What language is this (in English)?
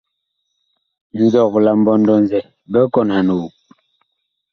Bakoko